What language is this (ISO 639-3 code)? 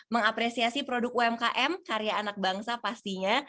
ind